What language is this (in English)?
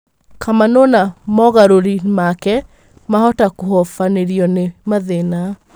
Kikuyu